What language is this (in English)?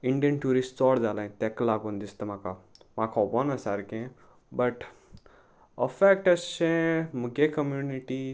Konkani